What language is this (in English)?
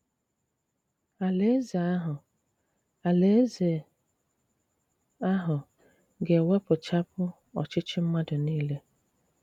Igbo